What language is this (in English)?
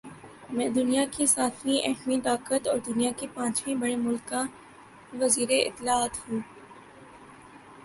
Urdu